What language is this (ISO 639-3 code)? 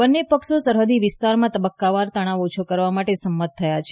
guj